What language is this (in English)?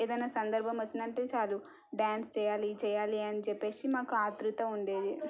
Telugu